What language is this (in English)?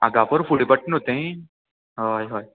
Konkani